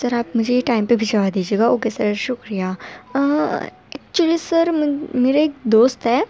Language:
Urdu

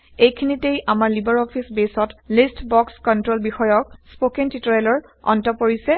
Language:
Assamese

